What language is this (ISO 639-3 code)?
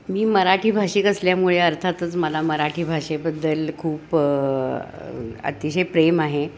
mar